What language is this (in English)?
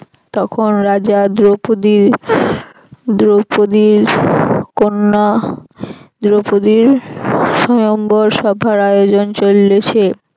Bangla